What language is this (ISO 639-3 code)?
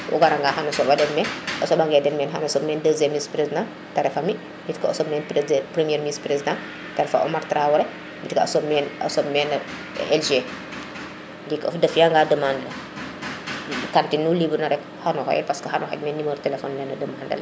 srr